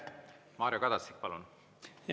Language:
Estonian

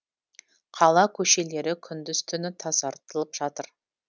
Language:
Kazakh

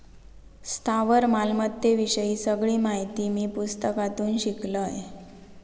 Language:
Marathi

